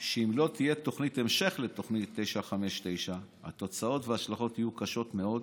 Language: Hebrew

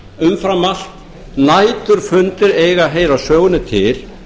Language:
Icelandic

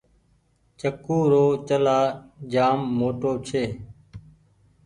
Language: Goaria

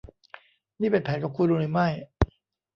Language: Thai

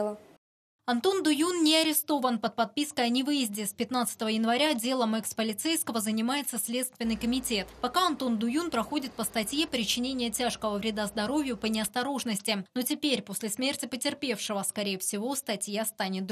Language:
Russian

